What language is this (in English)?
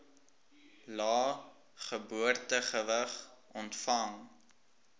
Afrikaans